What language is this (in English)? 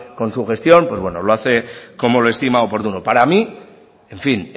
Spanish